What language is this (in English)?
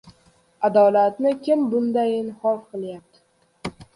Uzbek